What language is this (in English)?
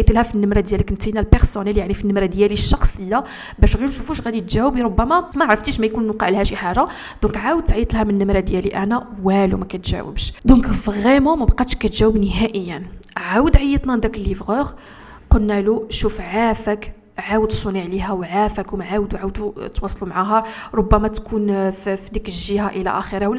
Arabic